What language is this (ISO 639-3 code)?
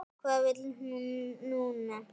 isl